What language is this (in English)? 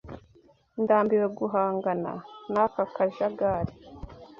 Kinyarwanda